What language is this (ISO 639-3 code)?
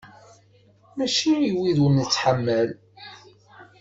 kab